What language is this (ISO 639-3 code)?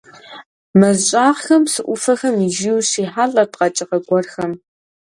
kbd